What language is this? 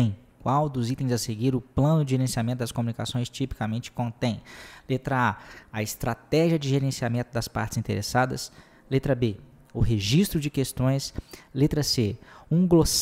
Portuguese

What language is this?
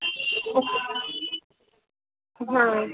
Maithili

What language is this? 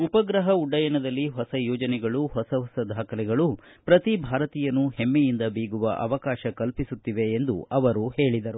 Kannada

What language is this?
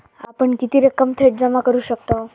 Marathi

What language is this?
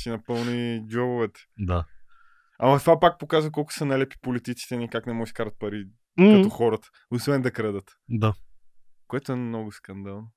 Bulgarian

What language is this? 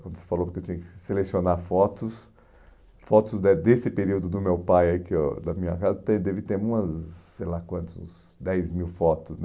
Portuguese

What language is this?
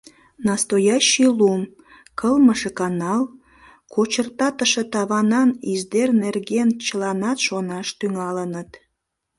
Mari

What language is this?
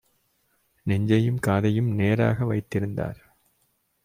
Tamil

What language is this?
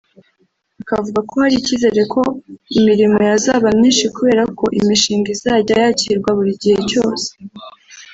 Kinyarwanda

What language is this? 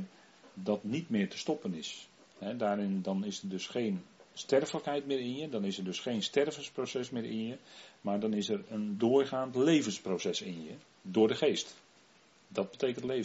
Dutch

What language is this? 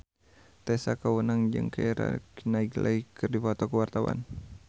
Sundanese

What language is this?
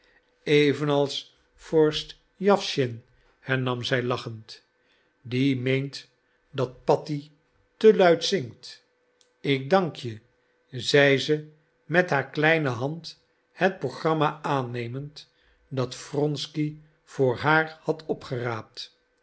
Dutch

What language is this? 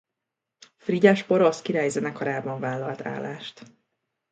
Hungarian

